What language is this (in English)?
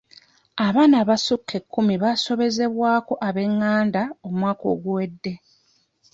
Ganda